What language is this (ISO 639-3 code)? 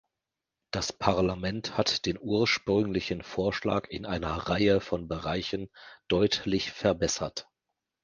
deu